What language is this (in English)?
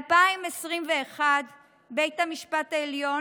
Hebrew